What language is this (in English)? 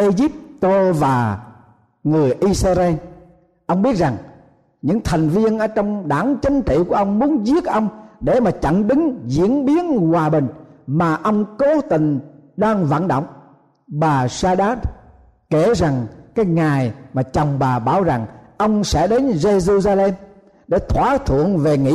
Vietnamese